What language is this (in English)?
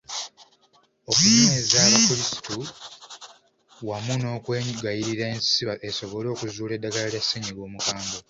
Ganda